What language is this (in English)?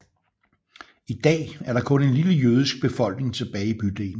Danish